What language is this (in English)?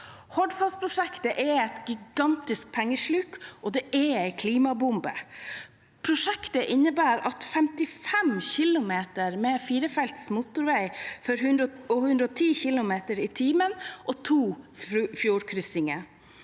Norwegian